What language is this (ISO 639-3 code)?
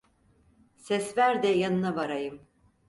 tur